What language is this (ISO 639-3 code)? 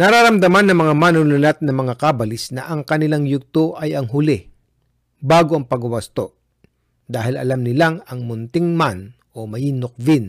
fil